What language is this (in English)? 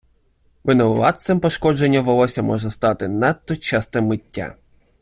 Ukrainian